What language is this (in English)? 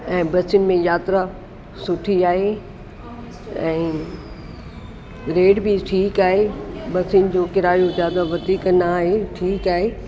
Sindhi